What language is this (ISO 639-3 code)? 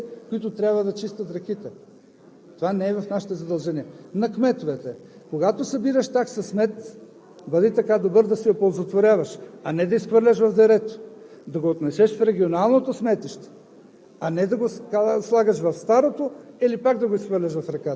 bul